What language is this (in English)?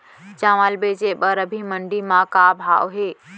Chhattisgarhi